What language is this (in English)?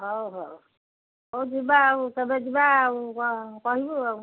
Odia